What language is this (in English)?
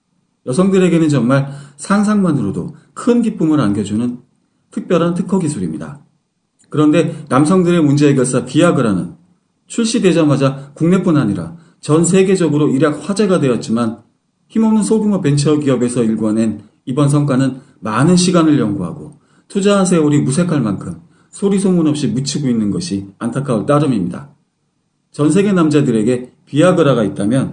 Korean